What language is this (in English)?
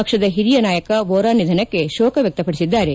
Kannada